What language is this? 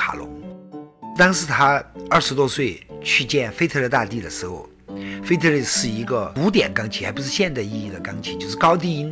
Chinese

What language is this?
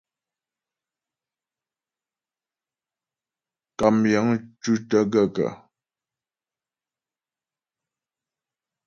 Ghomala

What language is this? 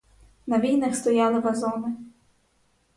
Ukrainian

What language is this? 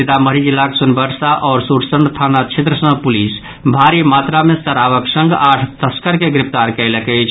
Maithili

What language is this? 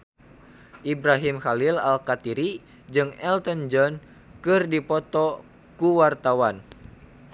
Sundanese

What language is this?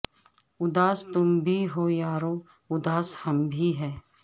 Urdu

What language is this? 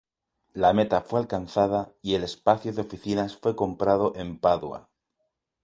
Spanish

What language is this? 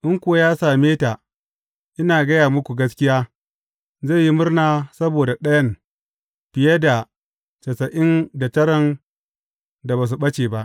Hausa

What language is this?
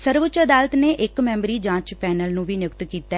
Punjabi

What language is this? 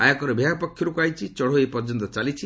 Odia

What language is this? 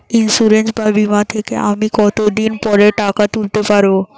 Bangla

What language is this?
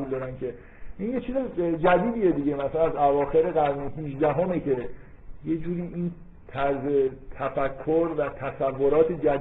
Persian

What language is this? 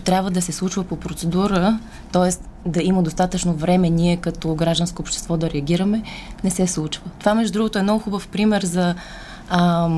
Bulgarian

